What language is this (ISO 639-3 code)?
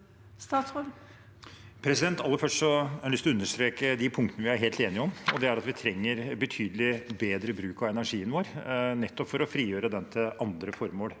nor